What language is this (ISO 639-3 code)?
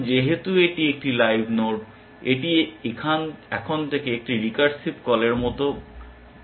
ben